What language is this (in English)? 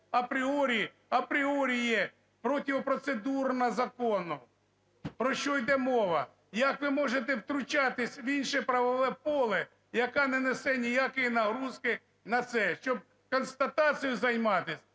Ukrainian